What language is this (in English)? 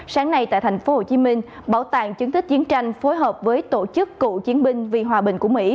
Vietnamese